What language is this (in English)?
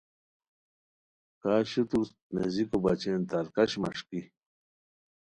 Khowar